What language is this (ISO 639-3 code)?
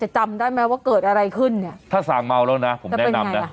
tha